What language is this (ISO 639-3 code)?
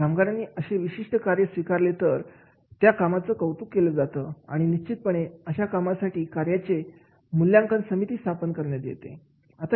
mar